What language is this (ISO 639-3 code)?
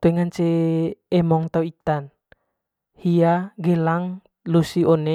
mqy